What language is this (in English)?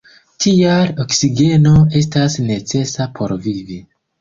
Esperanto